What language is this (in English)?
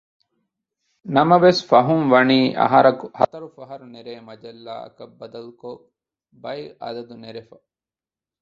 Divehi